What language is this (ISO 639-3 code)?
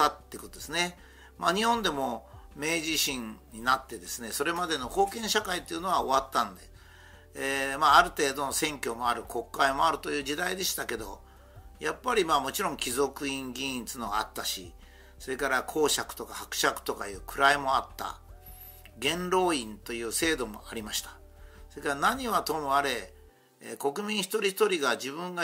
jpn